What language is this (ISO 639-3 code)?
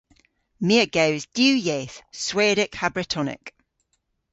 cor